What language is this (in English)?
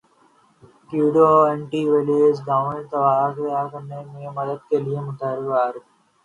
Urdu